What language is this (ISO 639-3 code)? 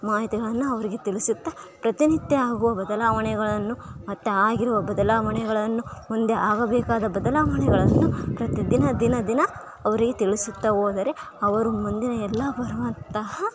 kan